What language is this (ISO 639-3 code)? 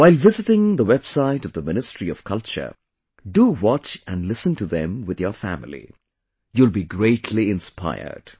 eng